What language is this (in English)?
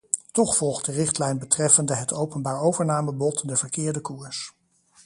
Dutch